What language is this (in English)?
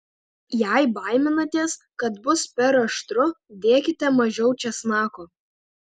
Lithuanian